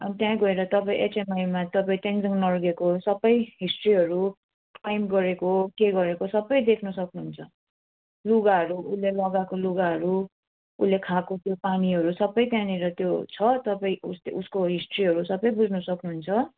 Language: Nepali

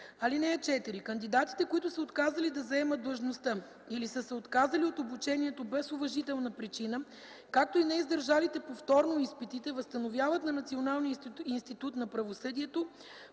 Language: Bulgarian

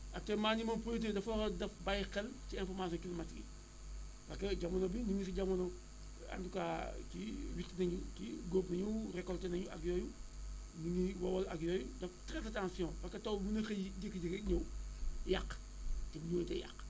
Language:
Wolof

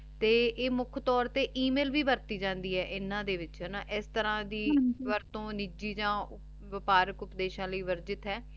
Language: Punjabi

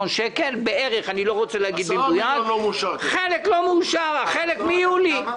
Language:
Hebrew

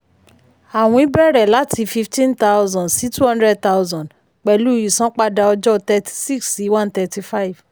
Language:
Yoruba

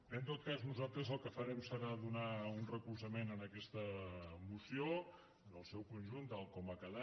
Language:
Catalan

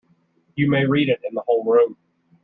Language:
English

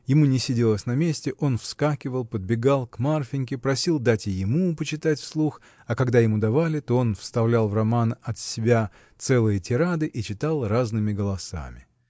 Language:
Russian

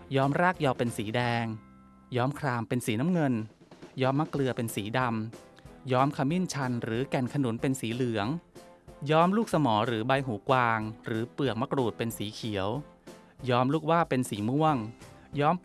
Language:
Thai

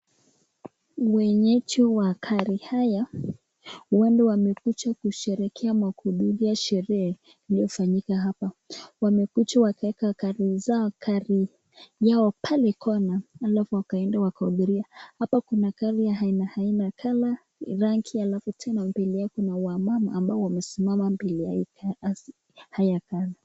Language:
Swahili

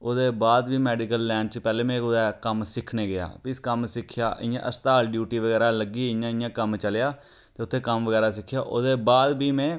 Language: Dogri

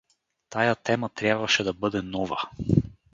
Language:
Bulgarian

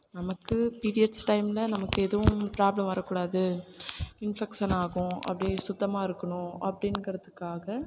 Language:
Tamil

